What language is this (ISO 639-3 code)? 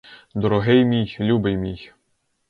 ukr